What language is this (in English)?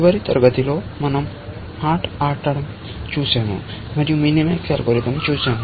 Telugu